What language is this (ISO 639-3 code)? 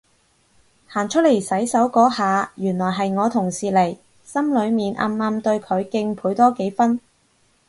yue